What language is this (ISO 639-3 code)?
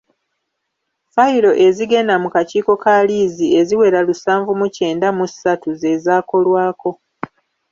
lug